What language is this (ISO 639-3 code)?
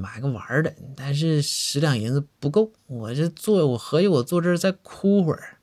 zho